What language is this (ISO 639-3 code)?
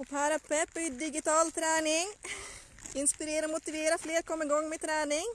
swe